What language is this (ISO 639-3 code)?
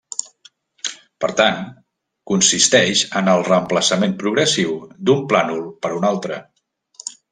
cat